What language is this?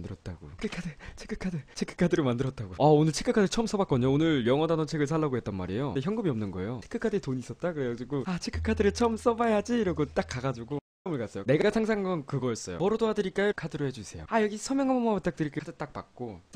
Korean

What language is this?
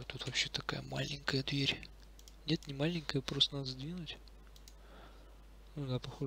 Russian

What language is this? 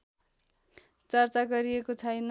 Nepali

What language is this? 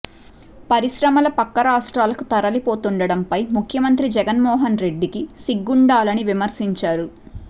Telugu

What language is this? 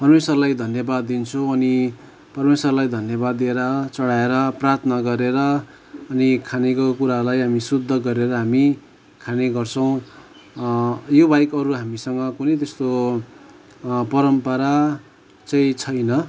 Nepali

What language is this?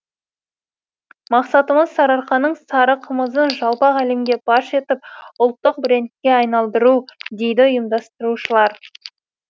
Kazakh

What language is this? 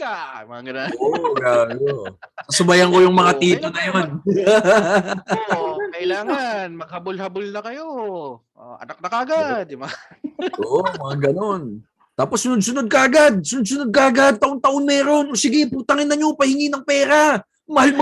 Filipino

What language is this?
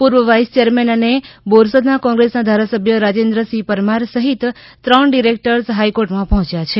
Gujarati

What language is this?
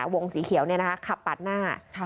Thai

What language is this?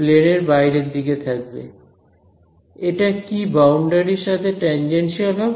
Bangla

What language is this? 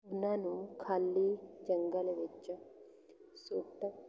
Punjabi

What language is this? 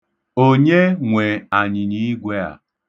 Igbo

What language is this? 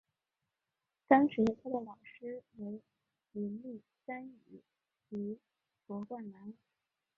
Chinese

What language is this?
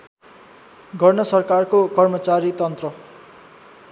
Nepali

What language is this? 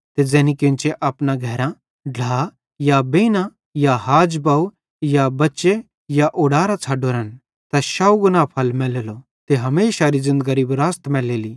Bhadrawahi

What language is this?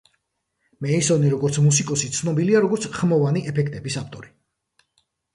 Georgian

